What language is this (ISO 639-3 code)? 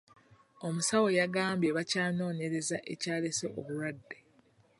lug